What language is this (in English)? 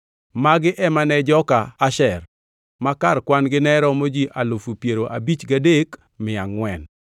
Luo (Kenya and Tanzania)